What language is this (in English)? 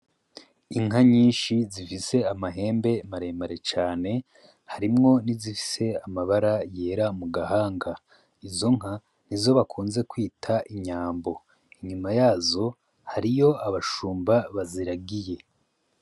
Rundi